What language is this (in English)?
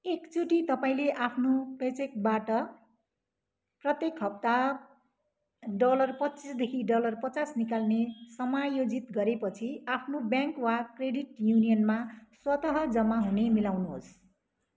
Nepali